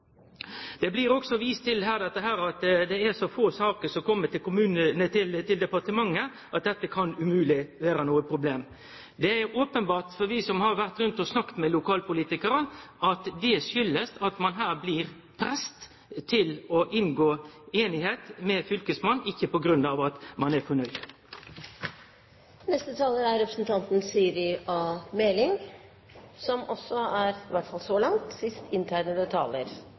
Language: Norwegian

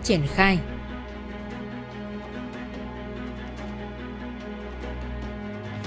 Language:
Vietnamese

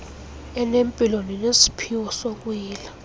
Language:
Xhosa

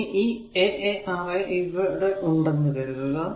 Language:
Malayalam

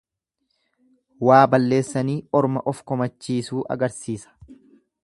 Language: Oromo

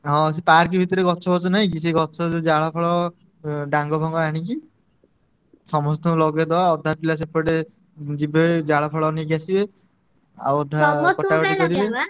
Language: Odia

